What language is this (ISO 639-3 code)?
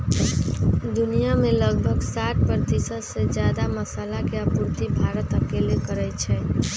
mag